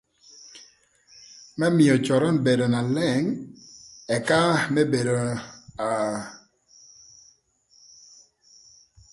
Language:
Thur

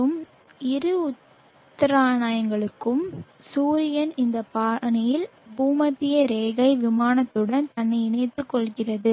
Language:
Tamil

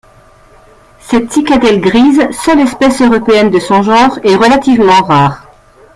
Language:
French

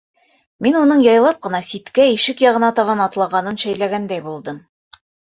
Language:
Bashkir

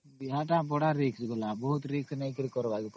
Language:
Odia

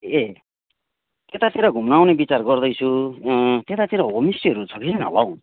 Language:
Nepali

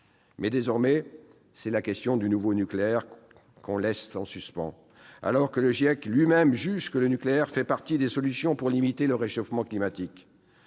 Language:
French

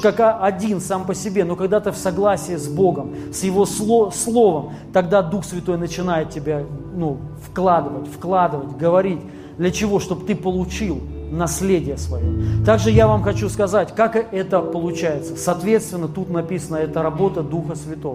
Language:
Russian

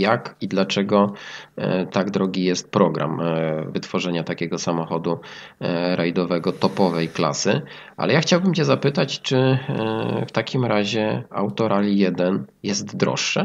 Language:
Polish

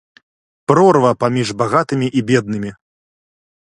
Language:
Belarusian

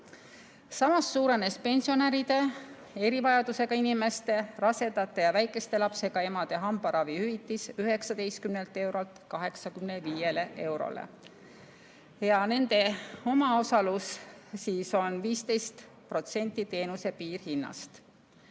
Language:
Estonian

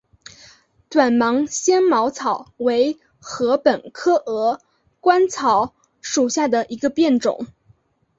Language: Chinese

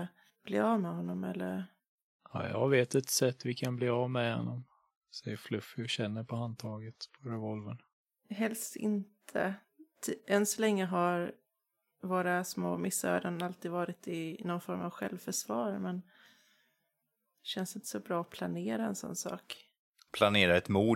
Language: Swedish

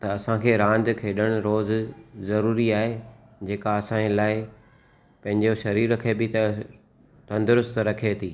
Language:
Sindhi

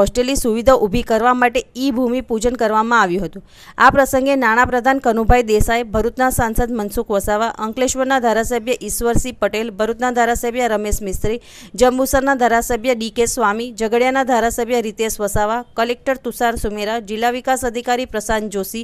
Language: Hindi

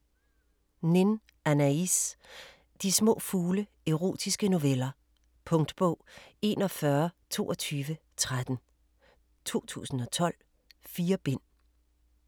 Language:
Danish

